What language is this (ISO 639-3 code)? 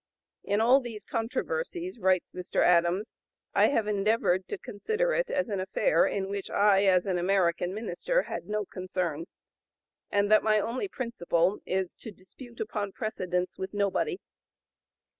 eng